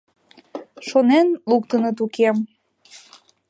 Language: Mari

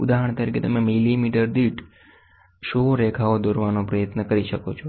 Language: Gujarati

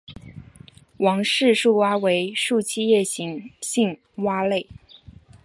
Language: Chinese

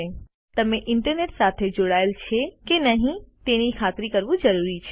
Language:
Gujarati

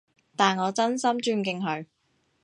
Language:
Cantonese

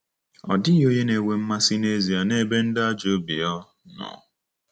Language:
Igbo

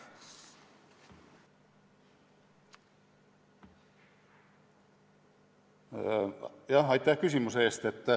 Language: Estonian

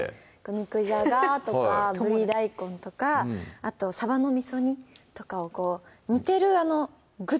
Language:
Japanese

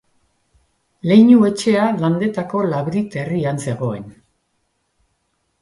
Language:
Basque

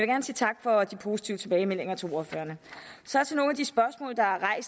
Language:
Danish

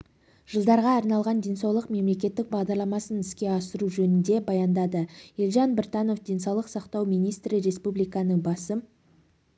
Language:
Kazakh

